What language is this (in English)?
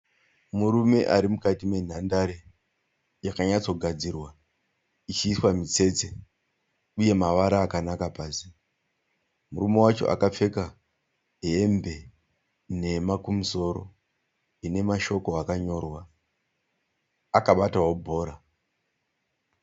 Shona